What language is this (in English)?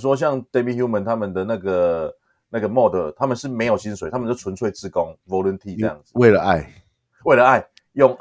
Chinese